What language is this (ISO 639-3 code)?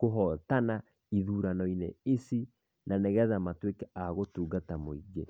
kik